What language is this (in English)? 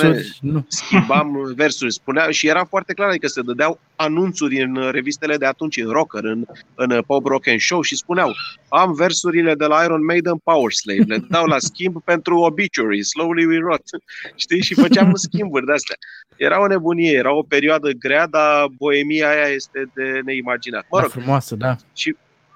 Romanian